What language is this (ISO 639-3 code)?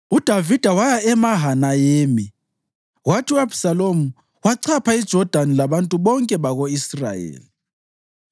nde